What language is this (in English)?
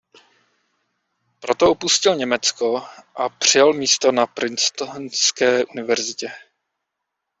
Czech